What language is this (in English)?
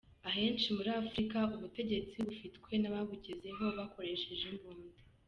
Kinyarwanda